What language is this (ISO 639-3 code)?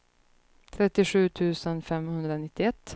swe